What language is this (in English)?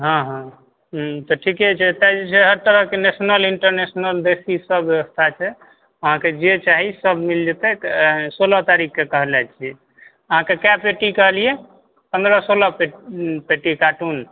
Maithili